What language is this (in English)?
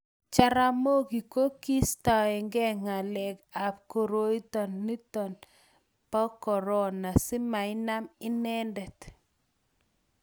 Kalenjin